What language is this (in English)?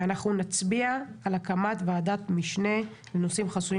Hebrew